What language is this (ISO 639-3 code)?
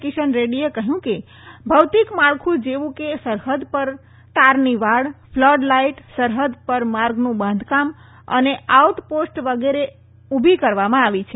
guj